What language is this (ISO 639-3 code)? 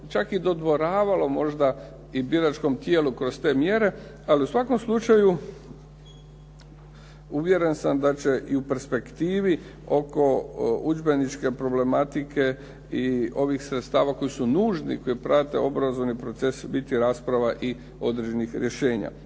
hrv